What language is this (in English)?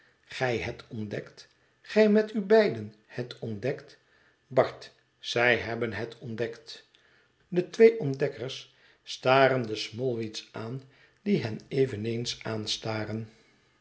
Dutch